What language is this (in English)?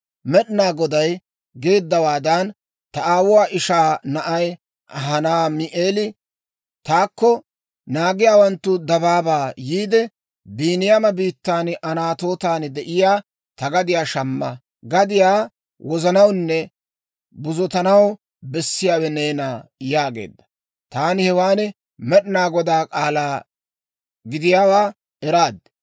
Dawro